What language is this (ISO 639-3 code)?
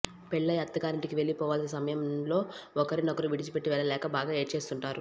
tel